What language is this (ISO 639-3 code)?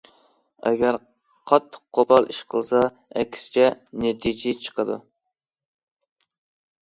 uig